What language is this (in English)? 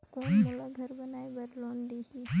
Chhattisgarhi